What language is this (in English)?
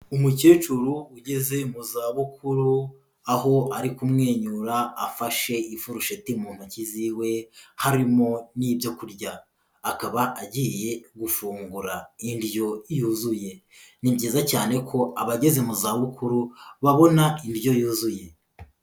Kinyarwanda